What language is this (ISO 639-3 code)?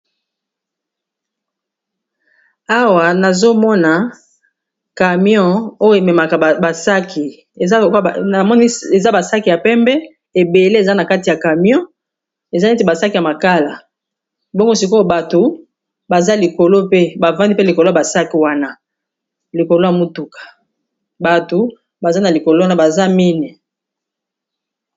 lin